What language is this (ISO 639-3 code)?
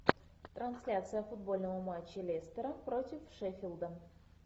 rus